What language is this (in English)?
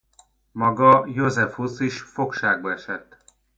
Hungarian